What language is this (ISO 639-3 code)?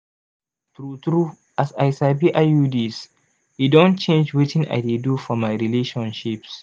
pcm